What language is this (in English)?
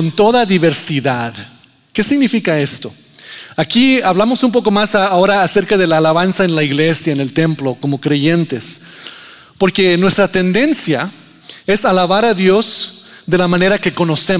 Spanish